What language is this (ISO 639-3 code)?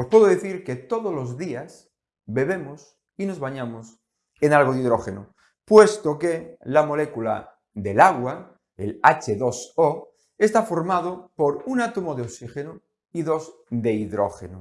spa